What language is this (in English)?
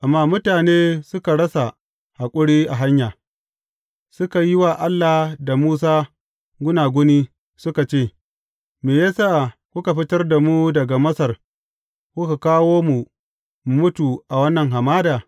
Hausa